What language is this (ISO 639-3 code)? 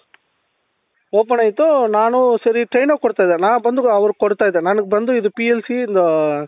kan